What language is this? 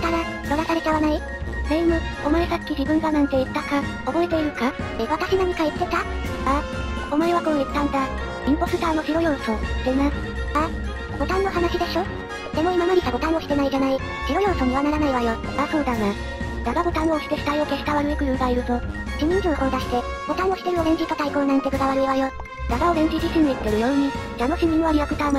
Japanese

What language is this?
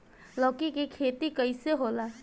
Bhojpuri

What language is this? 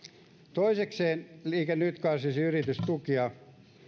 Finnish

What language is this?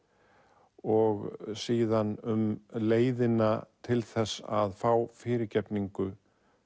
Icelandic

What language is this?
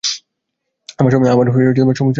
Bangla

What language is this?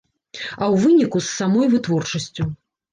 Belarusian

